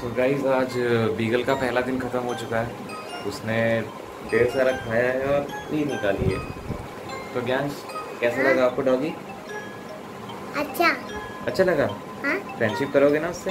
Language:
Hindi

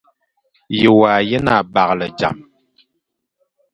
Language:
Fang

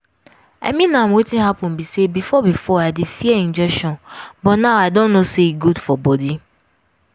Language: Nigerian Pidgin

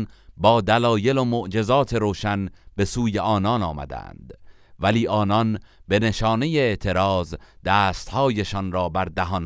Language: Persian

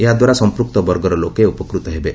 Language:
Odia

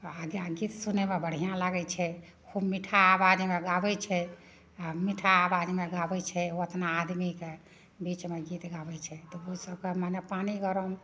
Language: Maithili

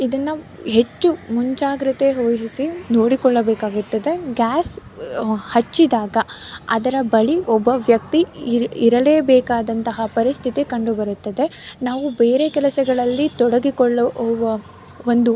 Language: Kannada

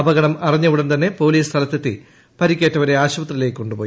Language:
Malayalam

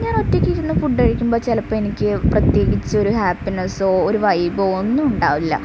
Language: Malayalam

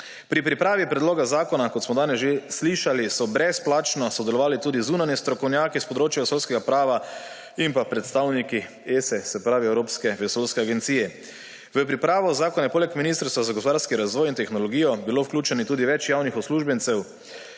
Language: Slovenian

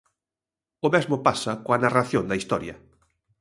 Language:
Galician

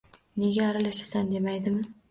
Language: Uzbek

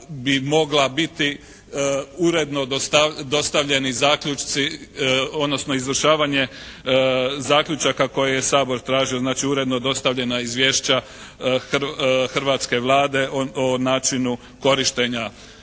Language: Croatian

